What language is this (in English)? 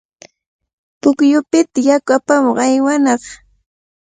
Cajatambo North Lima Quechua